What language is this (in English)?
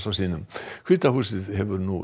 Icelandic